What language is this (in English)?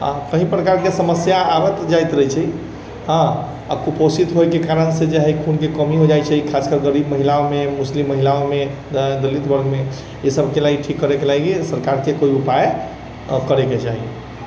Maithili